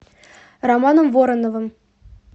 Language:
Russian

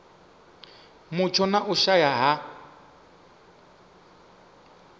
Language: Venda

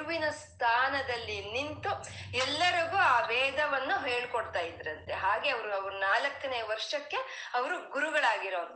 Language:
Kannada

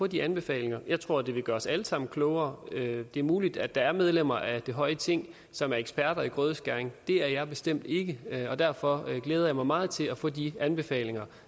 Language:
Danish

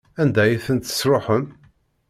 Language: Kabyle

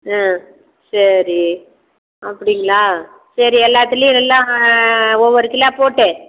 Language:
Tamil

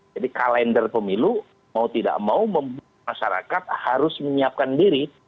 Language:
Indonesian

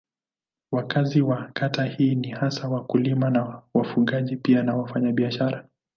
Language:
Swahili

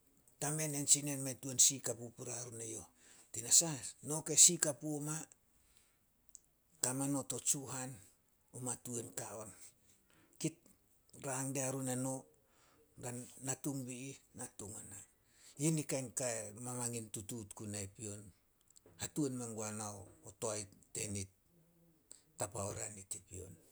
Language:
Solos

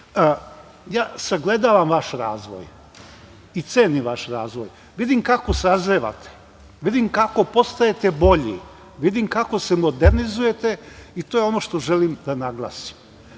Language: Serbian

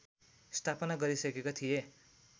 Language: Nepali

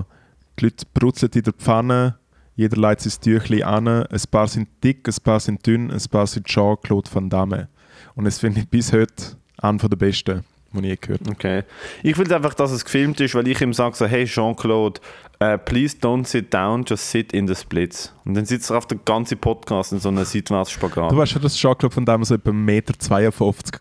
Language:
German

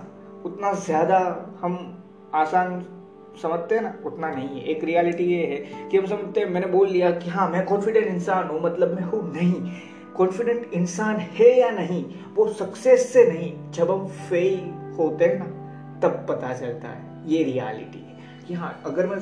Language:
Hindi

